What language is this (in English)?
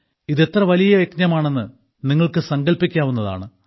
Malayalam